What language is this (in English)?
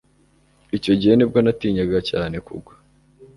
Kinyarwanda